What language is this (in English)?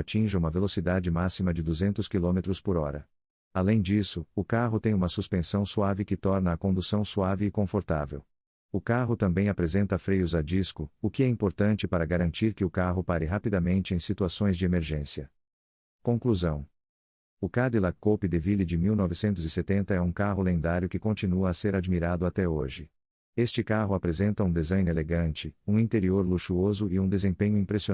Portuguese